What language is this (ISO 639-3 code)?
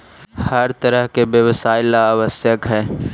mag